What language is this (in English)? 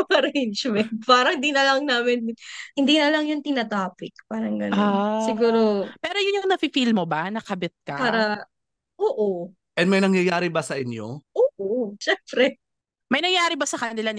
Filipino